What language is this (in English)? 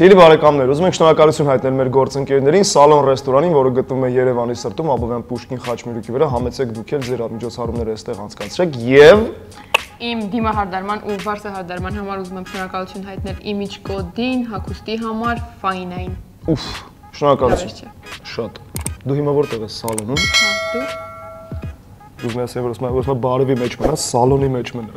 Russian